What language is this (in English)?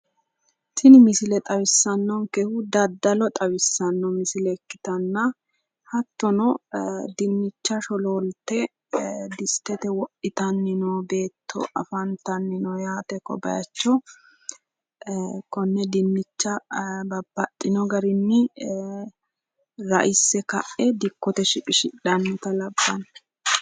Sidamo